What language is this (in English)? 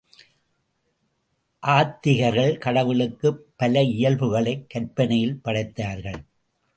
Tamil